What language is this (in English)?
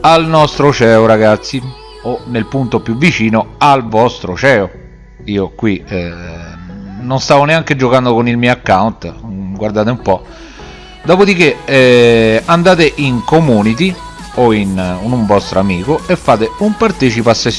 Italian